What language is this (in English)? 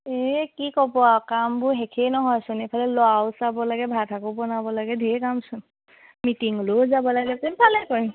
Assamese